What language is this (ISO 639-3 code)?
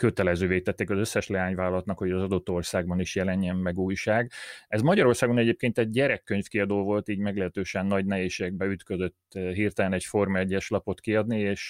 hun